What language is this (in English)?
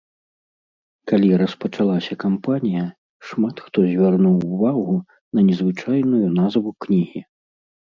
Belarusian